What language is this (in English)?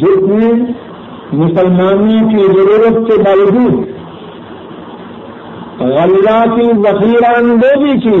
Urdu